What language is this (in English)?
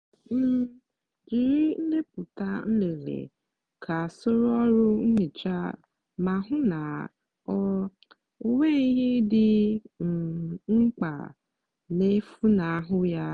Igbo